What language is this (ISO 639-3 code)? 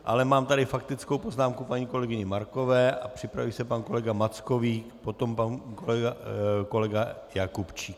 ces